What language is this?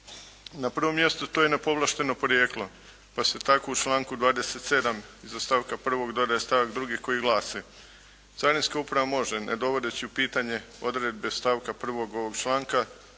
Croatian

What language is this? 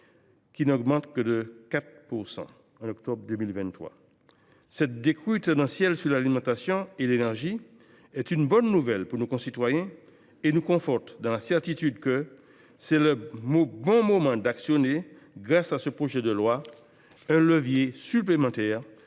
French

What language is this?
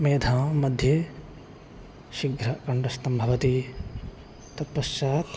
Sanskrit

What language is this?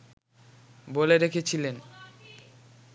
Bangla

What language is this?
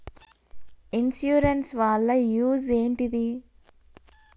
Telugu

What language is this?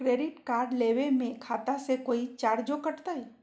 Magahi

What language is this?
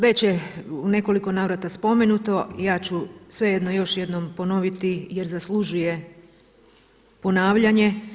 Croatian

